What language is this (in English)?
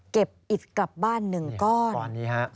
Thai